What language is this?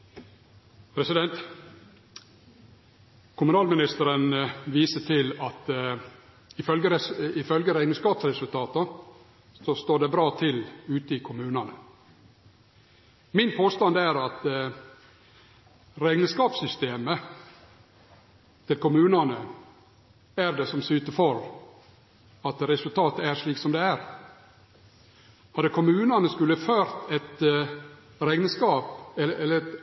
Norwegian Nynorsk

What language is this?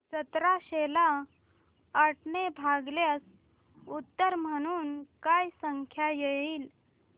Marathi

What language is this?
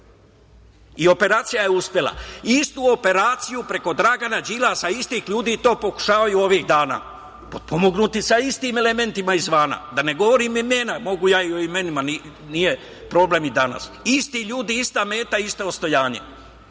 Serbian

